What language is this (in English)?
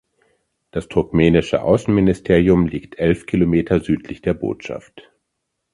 German